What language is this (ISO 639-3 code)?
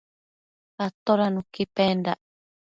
mcf